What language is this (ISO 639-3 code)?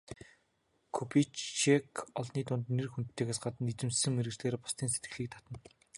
mon